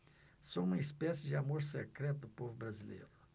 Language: Portuguese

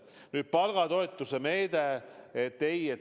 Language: Estonian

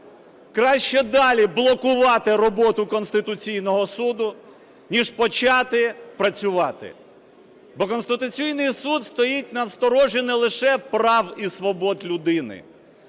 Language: Ukrainian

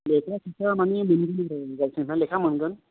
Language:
Bodo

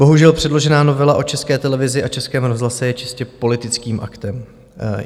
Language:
Czech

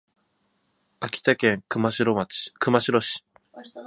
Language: Japanese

